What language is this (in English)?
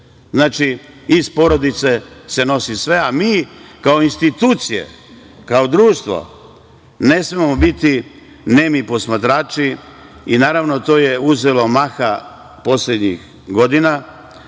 Serbian